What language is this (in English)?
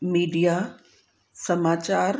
Sindhi